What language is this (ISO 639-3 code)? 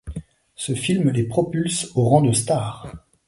fra